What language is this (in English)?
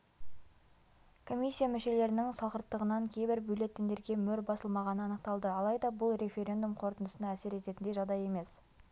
Kazakh